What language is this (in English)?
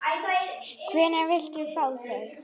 Icelandic